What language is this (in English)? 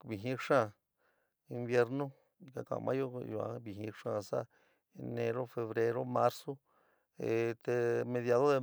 San Miguel El Grande Mixtec